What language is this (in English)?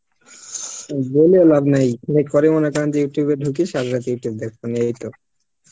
Bangla